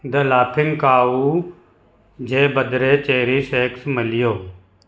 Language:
Sindhi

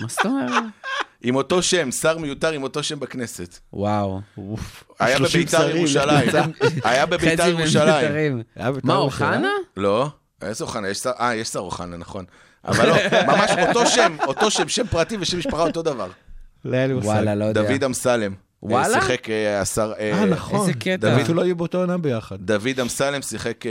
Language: Hebrew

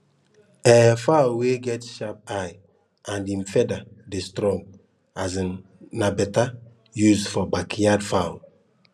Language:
Nigerian Pidgin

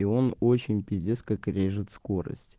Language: Russian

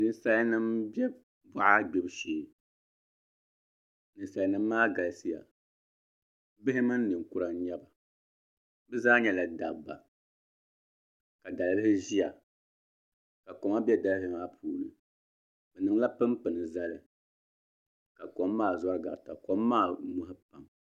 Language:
Dagbani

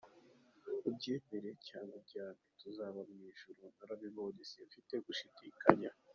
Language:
Kinyarwanda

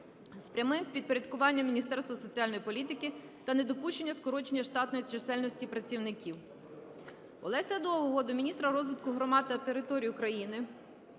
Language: Ukrainian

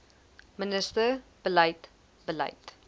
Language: Afrikaans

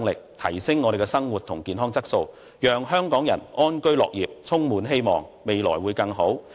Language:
Cantonese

